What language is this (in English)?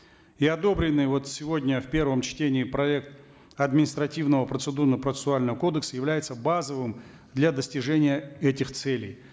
Kazakh